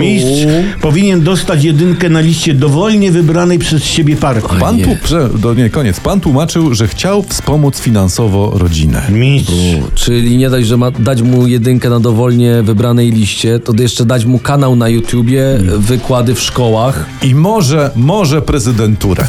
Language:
Polish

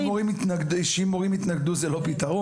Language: Hebrew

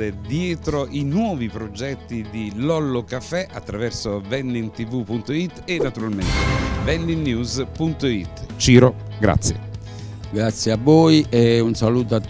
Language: Italian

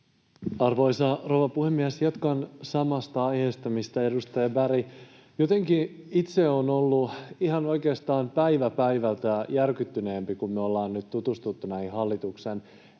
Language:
Finnish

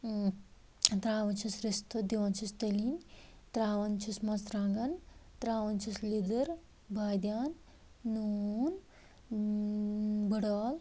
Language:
Kashmiri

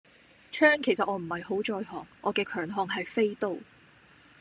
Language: Cantonese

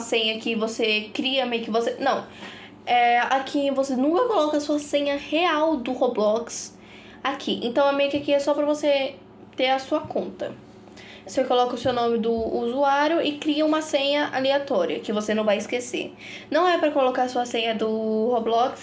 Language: Portuguese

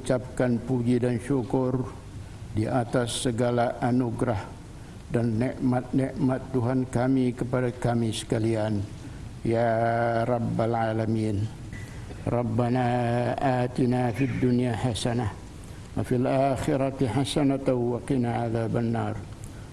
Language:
Malay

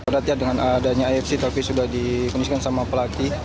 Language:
Indonesian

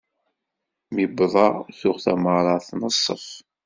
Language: Kabyle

